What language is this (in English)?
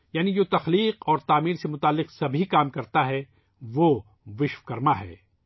Urdu